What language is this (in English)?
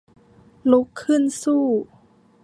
Thai